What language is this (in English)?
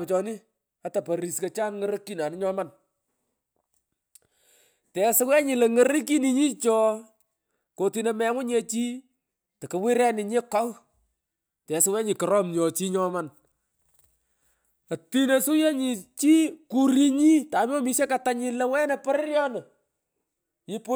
Pökoot